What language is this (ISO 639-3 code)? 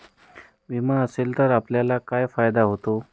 mar